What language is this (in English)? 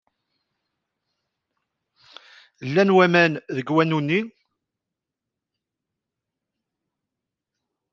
Kabyle